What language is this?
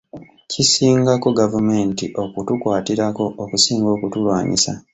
Ganda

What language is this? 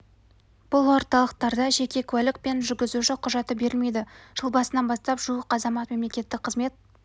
Kazakh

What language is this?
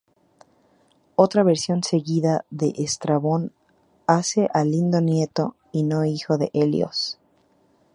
Spanish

